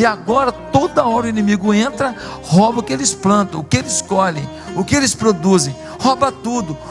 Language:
Portuguese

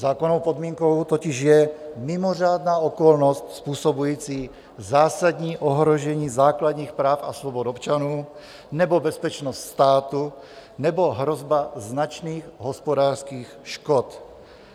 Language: Czech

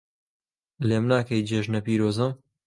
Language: Central Kurdish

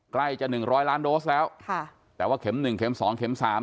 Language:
Thai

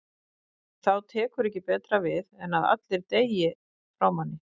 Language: Icelandic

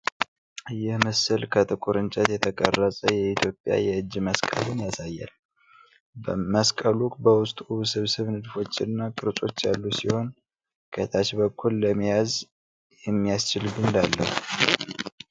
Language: Amharic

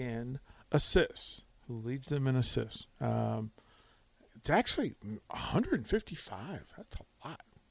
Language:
English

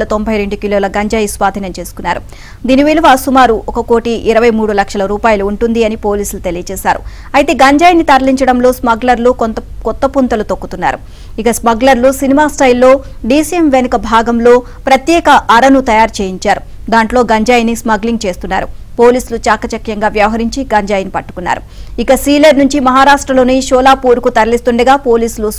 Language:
Telugu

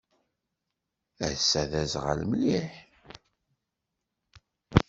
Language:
Kabyle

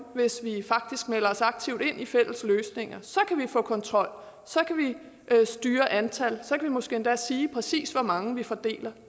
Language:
Danish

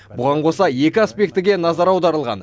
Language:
Kazakh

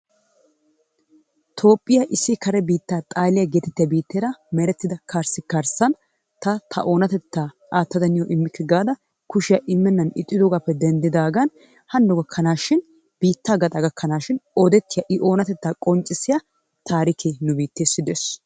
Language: Wolaytta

